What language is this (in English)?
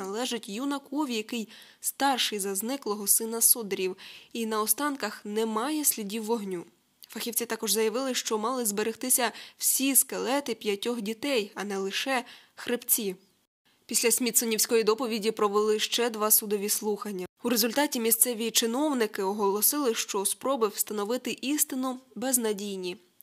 Ukrainian